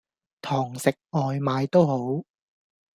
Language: Cantonese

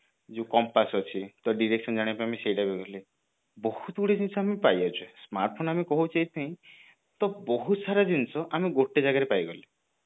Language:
Odia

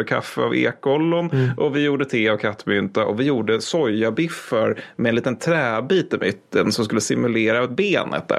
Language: Swedish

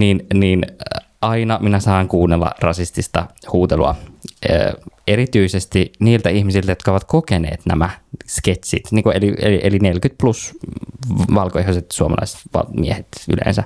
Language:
Finnish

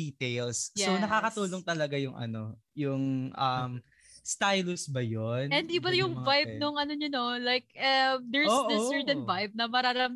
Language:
Filipino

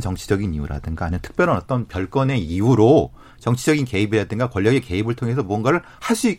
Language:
Korean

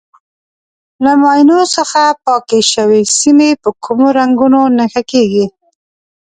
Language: Pashto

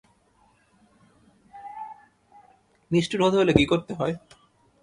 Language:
Bangla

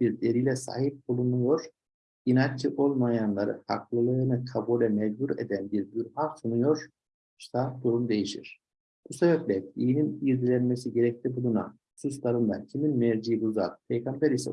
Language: Turkish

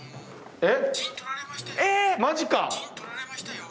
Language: Japanese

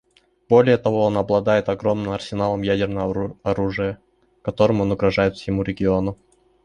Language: Russian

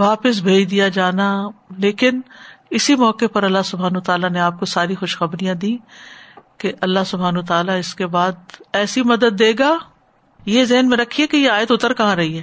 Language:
Urdu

